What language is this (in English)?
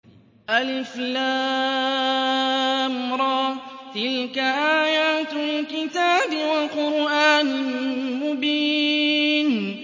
Arabic